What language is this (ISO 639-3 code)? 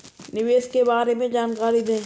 hin